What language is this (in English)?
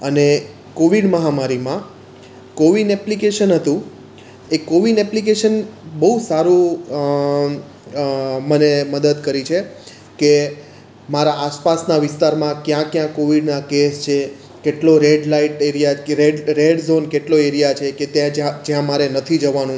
Gujarati